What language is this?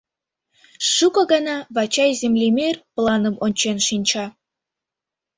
Mari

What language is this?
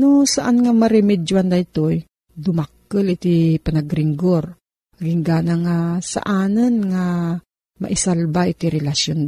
Filipino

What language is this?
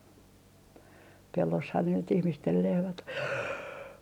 Finnish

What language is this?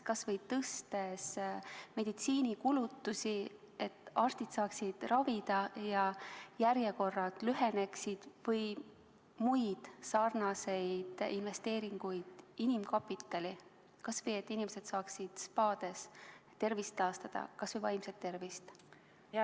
Estonian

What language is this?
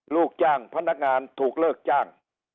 Thai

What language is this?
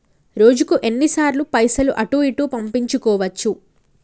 Telugu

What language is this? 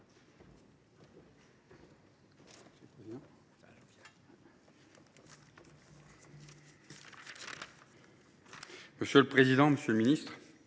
French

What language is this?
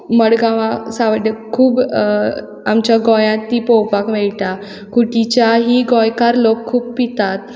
Konkani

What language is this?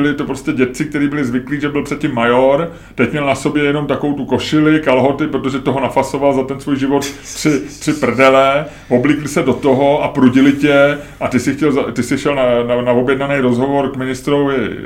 Czech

